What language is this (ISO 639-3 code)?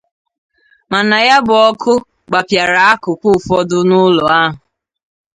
ibo